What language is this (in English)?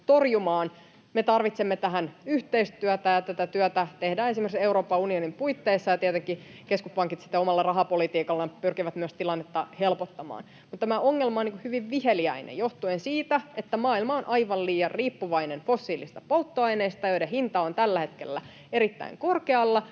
Finnish